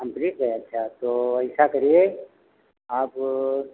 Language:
Hindi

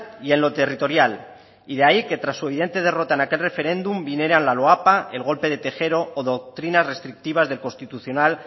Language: Spanish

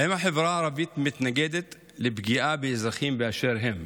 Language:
Hebrew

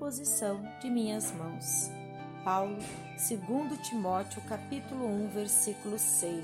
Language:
Portuguese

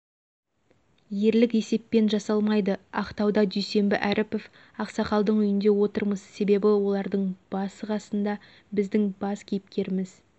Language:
Kazakh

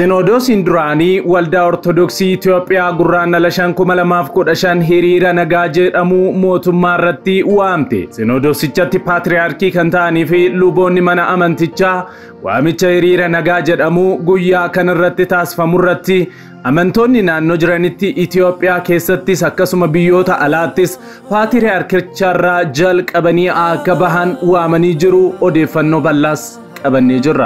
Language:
Arabic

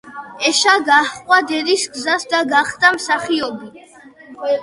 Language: Georgian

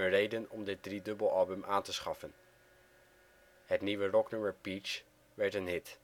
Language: Dutch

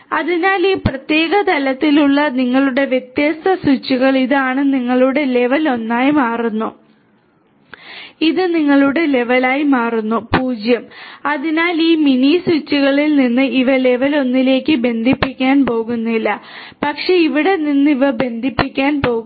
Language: Malayalam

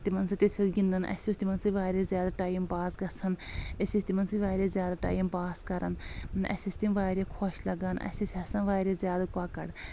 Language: Kashmiri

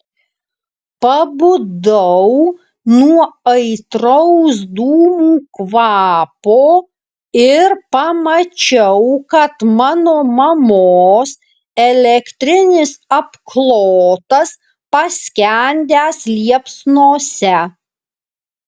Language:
Lithuanian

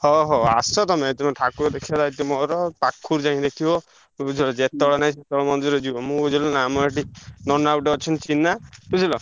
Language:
Odia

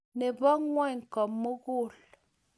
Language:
Kalenjin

